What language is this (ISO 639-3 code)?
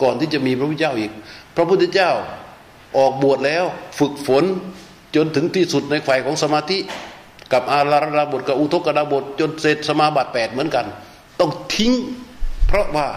tha